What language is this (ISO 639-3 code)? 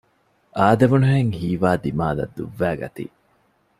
div